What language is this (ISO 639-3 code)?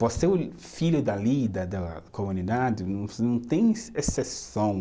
por